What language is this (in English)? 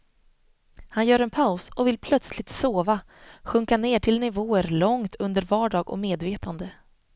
Swedish